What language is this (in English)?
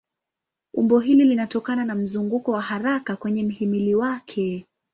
Swahili